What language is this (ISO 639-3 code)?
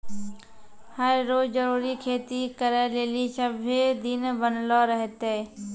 mai